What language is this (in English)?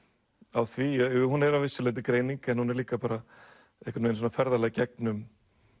Icelandic